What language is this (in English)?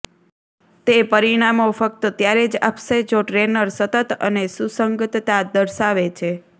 Gujarati